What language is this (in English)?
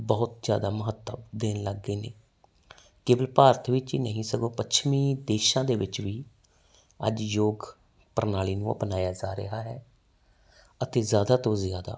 Punjabi